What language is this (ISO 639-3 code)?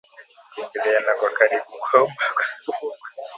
swa